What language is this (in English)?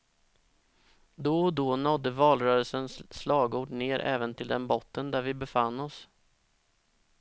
Swedish